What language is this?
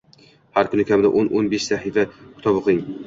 Uzbek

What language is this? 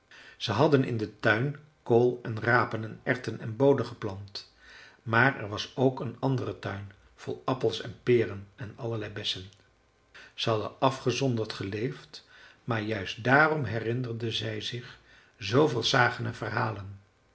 Dutch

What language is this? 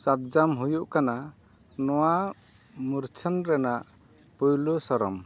Santali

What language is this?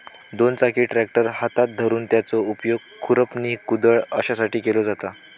Marathi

